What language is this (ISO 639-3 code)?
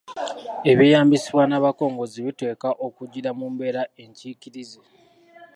lug